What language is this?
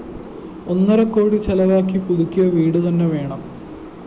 Malayalam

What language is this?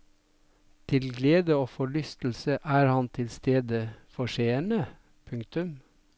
Norwegian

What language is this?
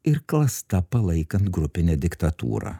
Lithuanian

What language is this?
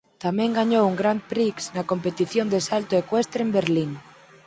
Galician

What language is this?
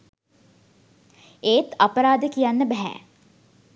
Sinhala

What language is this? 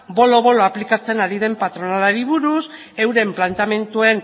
Basque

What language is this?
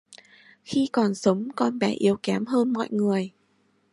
Vietnamese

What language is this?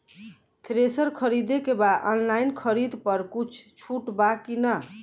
Bhojpuri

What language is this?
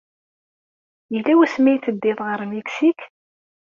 Kabyle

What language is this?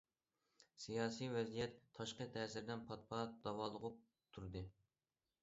Uyghur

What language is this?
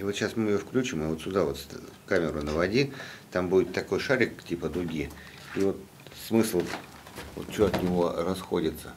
Russian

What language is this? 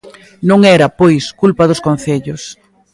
Galician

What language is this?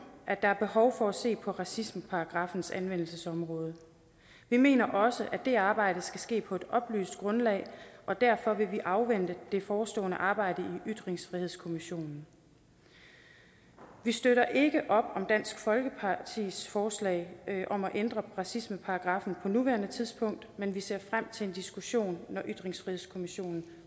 Danish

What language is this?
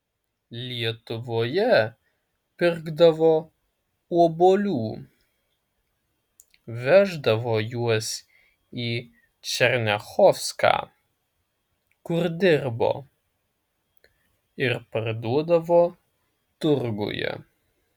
Lithuanian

